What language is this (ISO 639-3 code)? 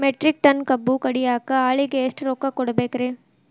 kan